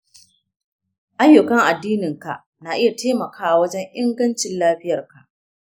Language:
Hausa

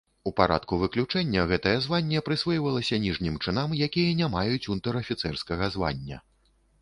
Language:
Belarusian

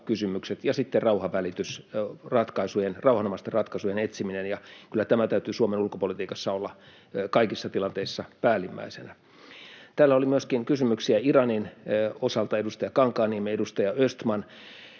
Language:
Finnish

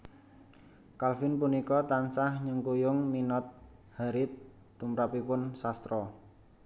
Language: Javanese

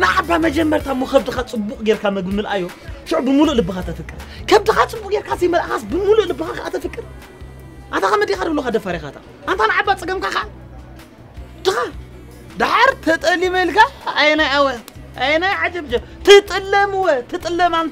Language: Arabic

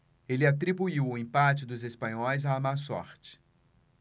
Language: Portuguese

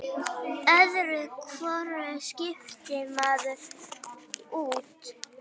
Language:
Icelandic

